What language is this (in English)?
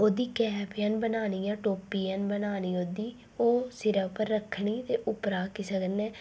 Dogri